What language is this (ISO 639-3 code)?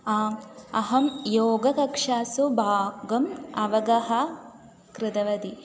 san